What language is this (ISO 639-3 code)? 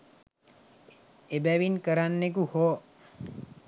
sin